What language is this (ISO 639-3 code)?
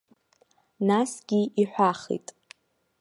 abk